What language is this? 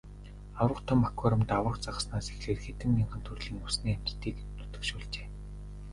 Mongolian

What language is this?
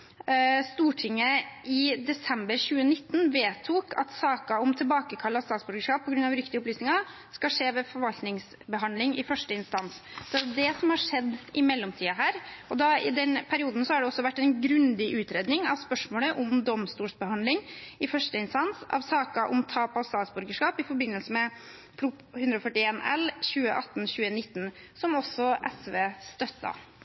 Norwegian Bokmål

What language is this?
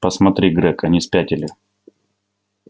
Russian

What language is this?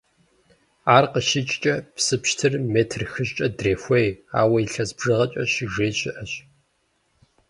Kabardian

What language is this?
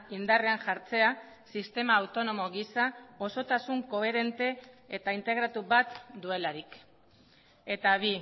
Basque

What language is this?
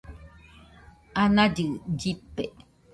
Nüpode Huitoto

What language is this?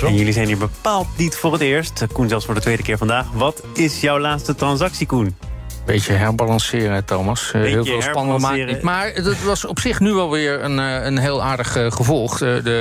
Dutch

